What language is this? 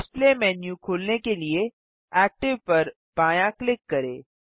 Hindi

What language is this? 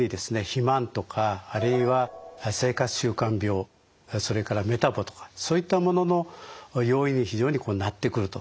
Japanese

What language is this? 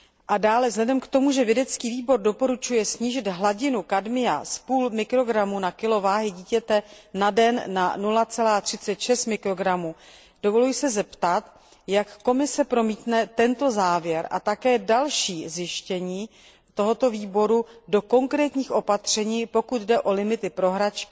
Czech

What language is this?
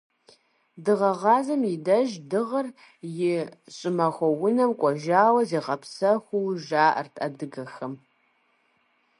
Kabardian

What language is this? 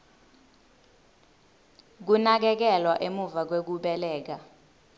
Swati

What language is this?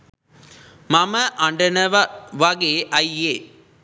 Sinhala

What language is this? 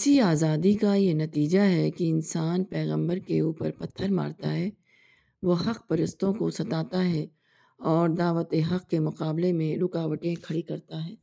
Urdu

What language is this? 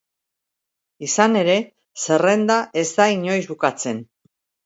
Basque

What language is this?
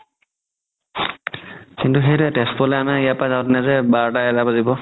Assamese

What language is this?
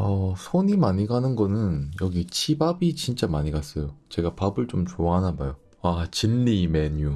Korean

